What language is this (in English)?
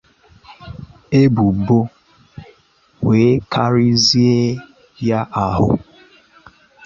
Igbo